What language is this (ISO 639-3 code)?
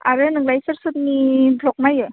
brx